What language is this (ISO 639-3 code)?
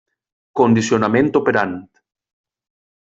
cat